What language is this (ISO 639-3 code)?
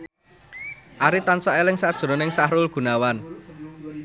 jav